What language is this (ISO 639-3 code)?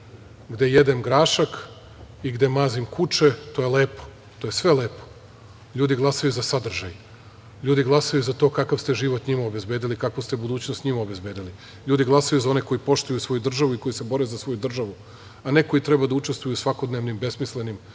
srp